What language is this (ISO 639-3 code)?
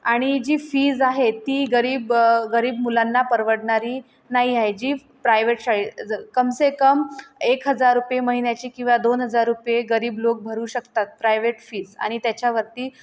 mar